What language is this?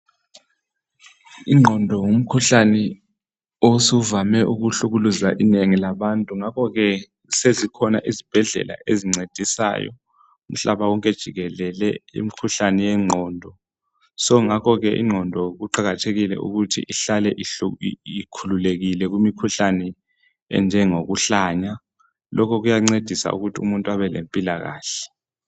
North Ndebele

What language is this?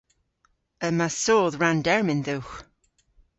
Cornish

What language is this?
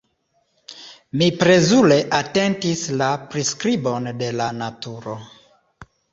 Esperanto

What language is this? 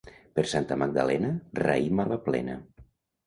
Catalan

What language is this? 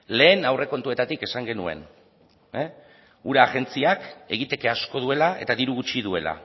Basque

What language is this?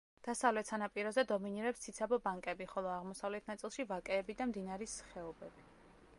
Georgian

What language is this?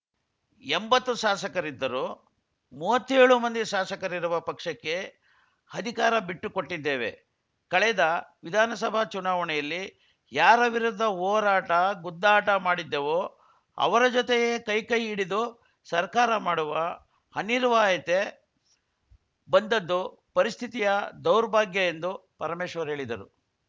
Kannada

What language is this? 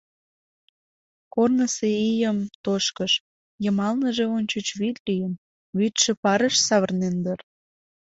Mari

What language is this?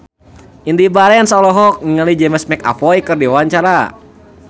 Sundanese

